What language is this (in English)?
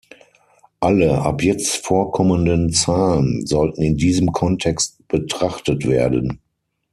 German